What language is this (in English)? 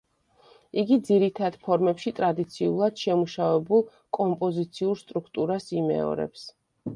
Georgian